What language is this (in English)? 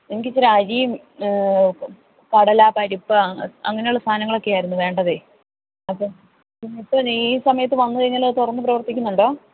Malayalam